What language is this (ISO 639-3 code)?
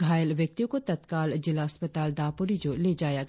hin